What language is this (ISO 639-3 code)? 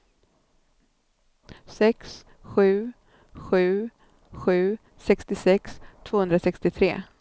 swe